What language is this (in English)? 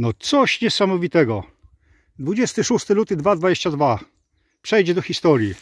Polish